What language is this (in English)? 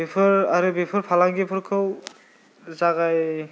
Bodo